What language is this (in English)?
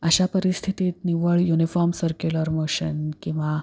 Marathi